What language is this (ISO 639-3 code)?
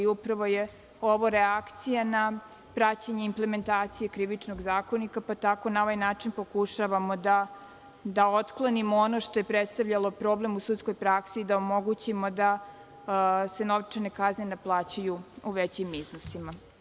srp